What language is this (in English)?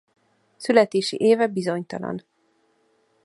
Hungarian